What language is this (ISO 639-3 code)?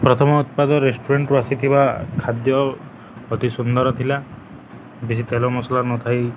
ori